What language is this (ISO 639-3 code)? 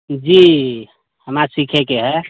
mai